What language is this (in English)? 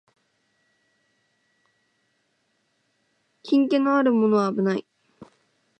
Japanese